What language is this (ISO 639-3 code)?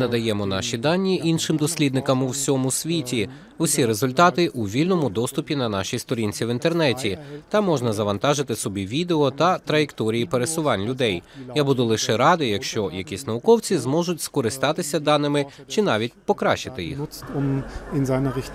ukr